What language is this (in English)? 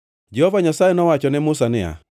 Luo (Kenya and Tanzania)